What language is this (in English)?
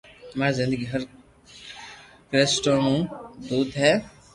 Loarki